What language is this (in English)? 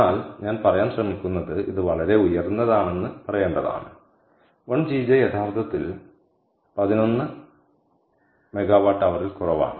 Malayalam